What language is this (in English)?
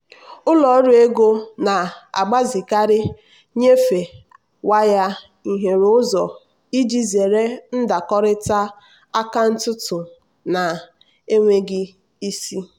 Igbo